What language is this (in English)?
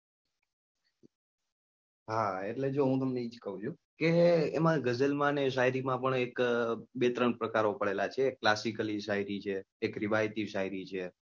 Gujarati